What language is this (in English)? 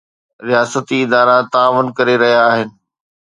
Sindhi